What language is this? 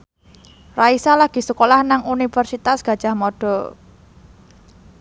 Javanese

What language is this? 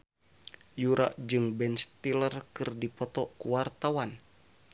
Sundanese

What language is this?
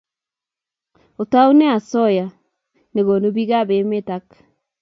Kalenjin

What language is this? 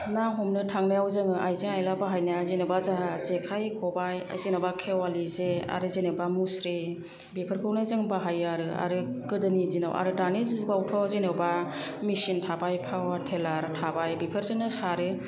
Bodo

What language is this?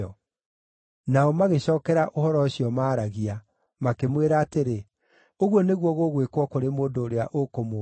Kikuyu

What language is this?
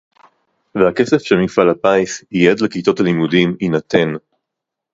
Hebrew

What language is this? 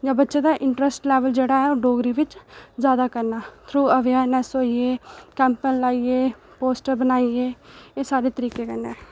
Dogri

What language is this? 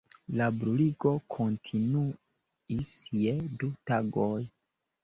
Esperanto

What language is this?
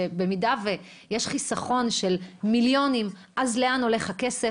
Hebrew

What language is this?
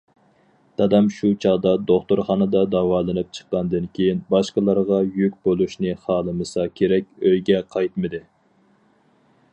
Uyghur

